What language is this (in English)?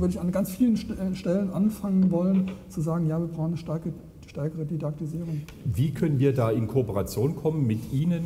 German